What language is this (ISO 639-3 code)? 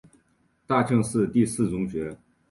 zho